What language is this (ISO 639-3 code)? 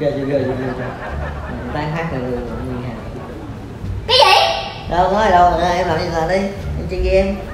vie